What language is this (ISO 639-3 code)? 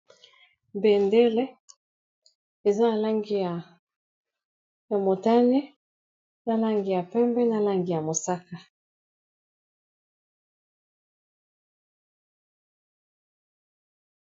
lin